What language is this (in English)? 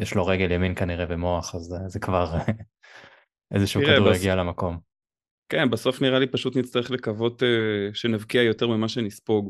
Hebrew